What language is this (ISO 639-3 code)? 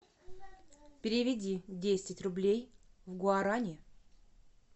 rus